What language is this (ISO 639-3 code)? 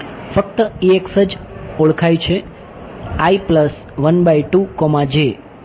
guj